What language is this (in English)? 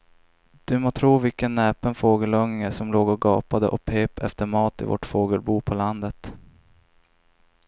Swedish